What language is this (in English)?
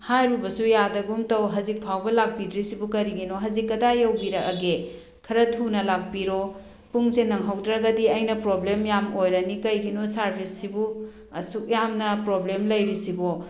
Manipuri